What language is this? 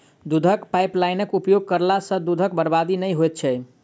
Maithili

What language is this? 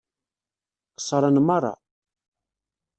Kabyle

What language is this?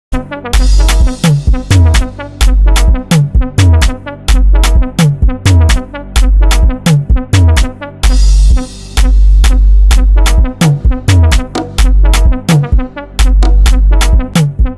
Haitian Creole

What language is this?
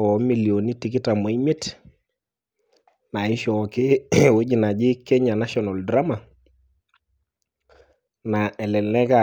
Masai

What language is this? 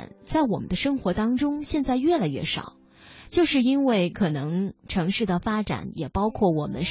Chinese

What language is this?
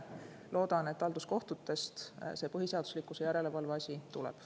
Estonian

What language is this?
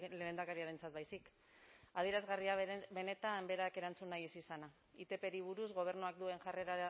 Basque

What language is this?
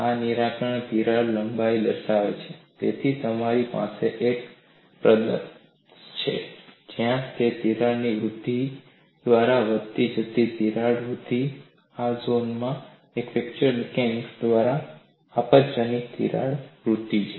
Gujarati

